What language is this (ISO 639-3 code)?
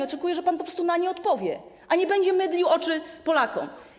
pol